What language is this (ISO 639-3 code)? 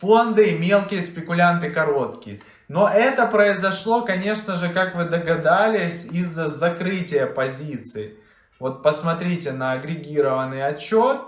rus